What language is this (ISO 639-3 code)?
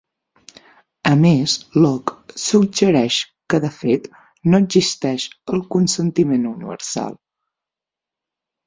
cat